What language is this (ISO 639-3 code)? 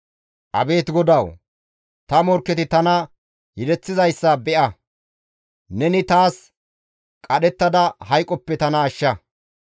gmv